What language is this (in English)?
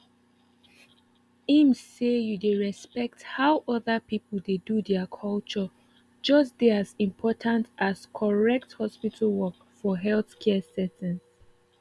Nigerian Pidgin